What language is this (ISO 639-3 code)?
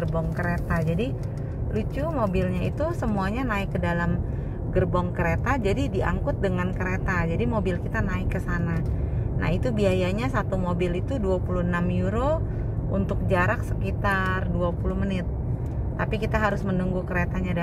ind